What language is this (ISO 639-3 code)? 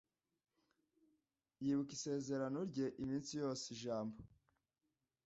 kin